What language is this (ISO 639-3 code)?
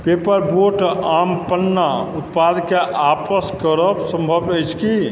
mai